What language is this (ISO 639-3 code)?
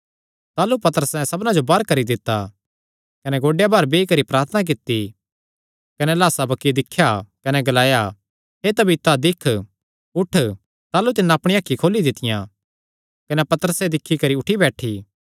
xnr